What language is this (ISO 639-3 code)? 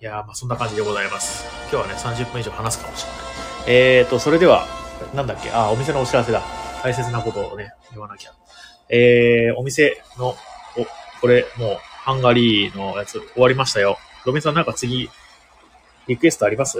jpn